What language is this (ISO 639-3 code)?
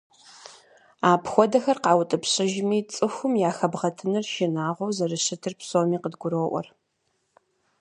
kbd